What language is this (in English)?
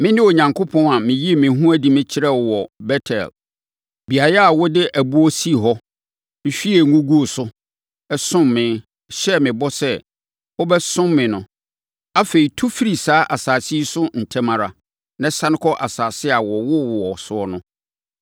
Akan